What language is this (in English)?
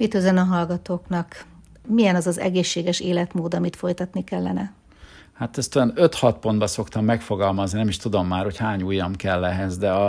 Hungarian